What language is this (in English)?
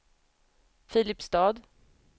Swedish